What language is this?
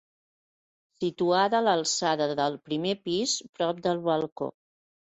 Catalan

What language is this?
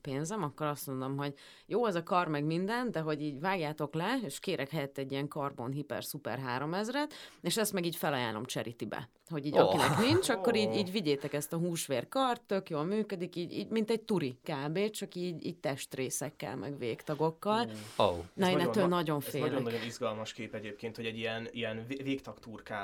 Hungarian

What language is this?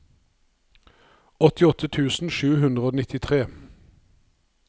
Norwegian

